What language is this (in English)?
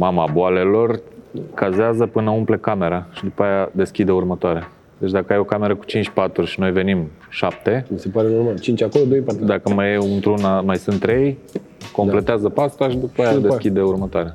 Romanian